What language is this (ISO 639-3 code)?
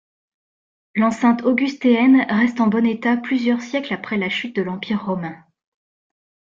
fra